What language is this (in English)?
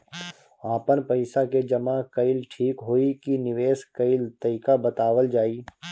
Bhojpuri